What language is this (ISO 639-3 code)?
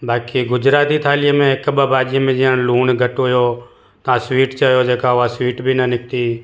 snd